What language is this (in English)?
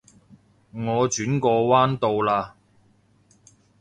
Cantonese